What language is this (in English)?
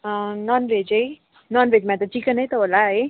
Nepali